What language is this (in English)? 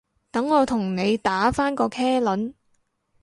Cantonese